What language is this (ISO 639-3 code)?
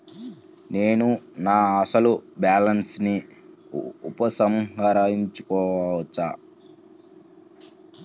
tel